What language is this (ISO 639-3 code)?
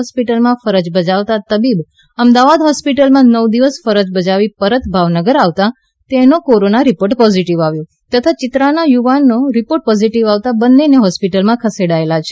guj